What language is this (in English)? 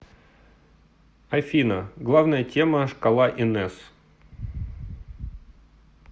Russian